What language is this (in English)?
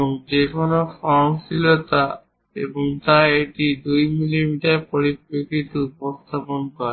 Bangla